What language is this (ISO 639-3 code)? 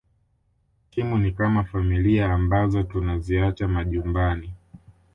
swa